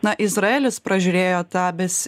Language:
Lithuanian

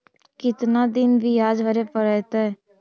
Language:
Magahi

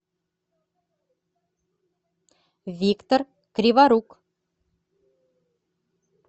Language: Russian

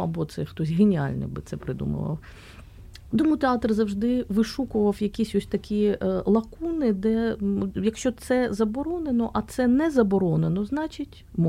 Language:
Ukrainian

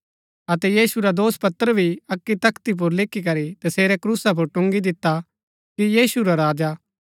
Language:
Gaddi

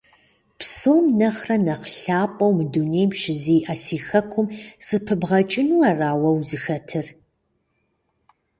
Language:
Kabardian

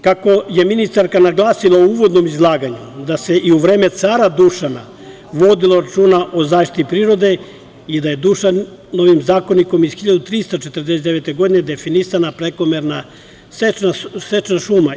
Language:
Serbian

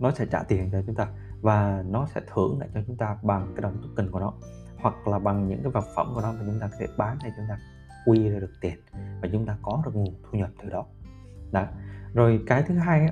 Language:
Vietnamese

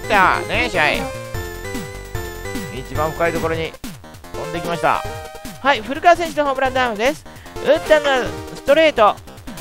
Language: Japanese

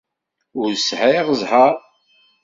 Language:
Kabyle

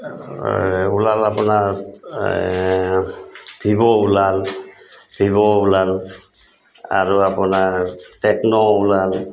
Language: Assamese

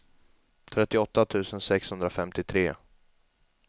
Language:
Swedish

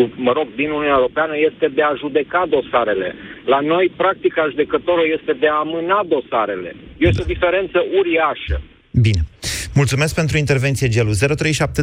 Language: Romanian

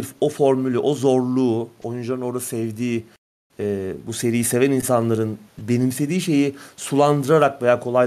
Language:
Turkish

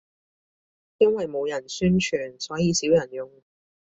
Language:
Cantonese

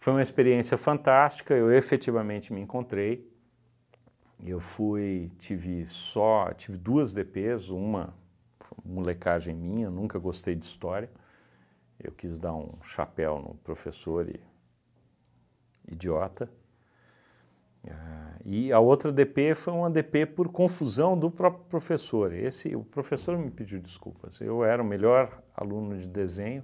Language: Portuguese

